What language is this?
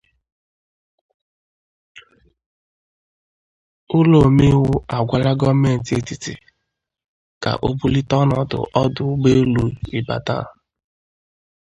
Igbo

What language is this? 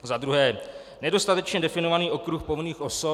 Czech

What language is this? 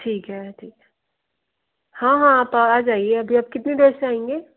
Hindi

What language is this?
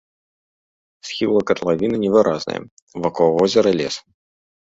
Belarusian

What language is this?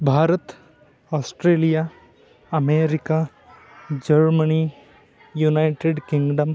Sanskrit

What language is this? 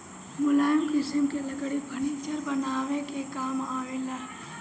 Bhojpuri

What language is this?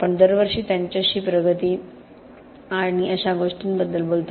Marathi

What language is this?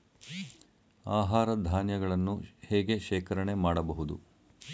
Kannada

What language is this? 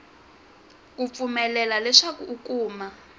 Tsonga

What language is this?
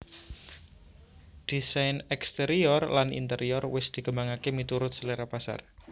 Javanese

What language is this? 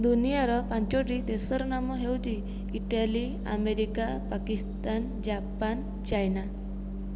Odia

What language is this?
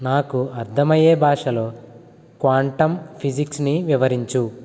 Telugu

